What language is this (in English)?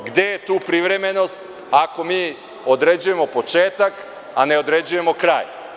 Serbian